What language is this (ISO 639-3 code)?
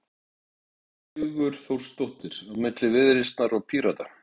isl